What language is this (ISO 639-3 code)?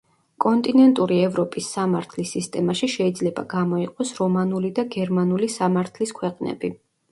kat